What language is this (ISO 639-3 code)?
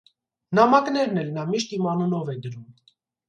hye